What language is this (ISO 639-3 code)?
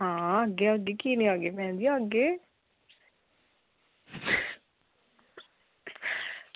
doi